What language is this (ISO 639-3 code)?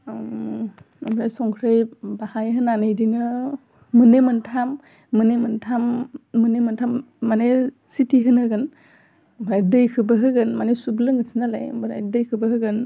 brx